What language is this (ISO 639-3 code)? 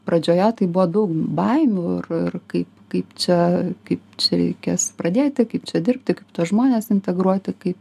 lit